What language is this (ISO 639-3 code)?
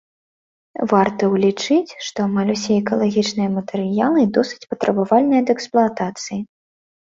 bel